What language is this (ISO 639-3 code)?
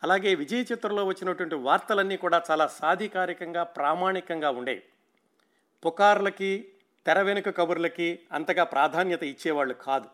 tel